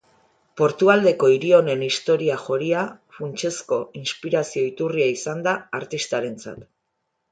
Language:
Basque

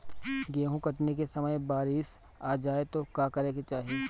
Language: Bhojpuri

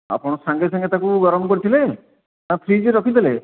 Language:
Odia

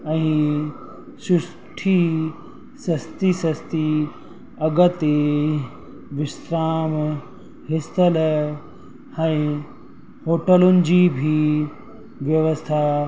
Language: Sindhi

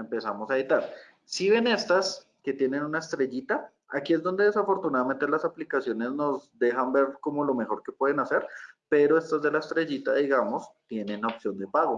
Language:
Spanish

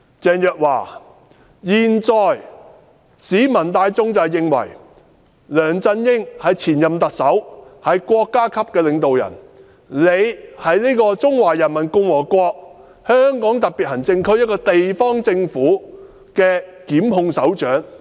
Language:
Cantonese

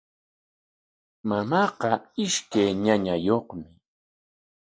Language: Corongo Ancash Quechua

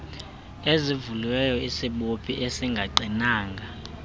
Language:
Xhosa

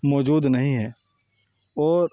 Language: Urdu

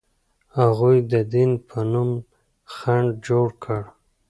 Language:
Pashto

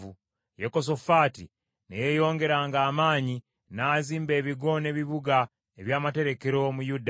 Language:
Ganda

